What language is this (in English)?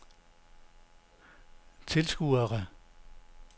Danish